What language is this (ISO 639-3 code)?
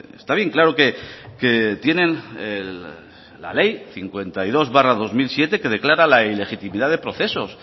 spa